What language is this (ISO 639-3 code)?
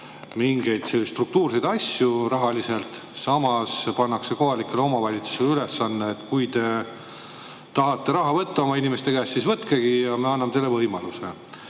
est